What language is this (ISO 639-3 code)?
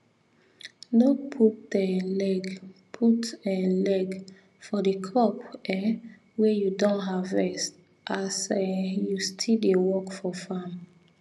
pcm